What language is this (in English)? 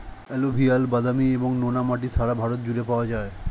Bangla